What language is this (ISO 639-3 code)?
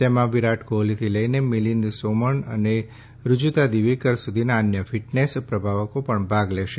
guj